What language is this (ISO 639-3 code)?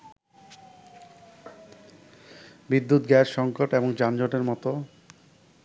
ben